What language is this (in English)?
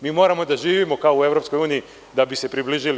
Serbian